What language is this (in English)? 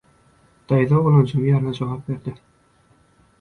Turkmen